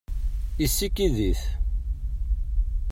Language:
Kabyle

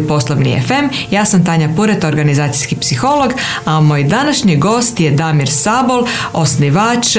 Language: Croatian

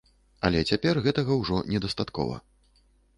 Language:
Belarusian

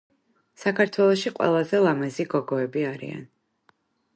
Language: Georgian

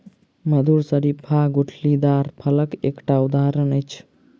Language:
Maithili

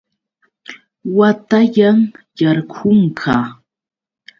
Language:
Yauyos Quechua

